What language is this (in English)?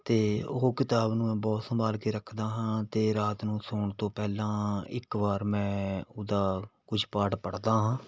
Punjabi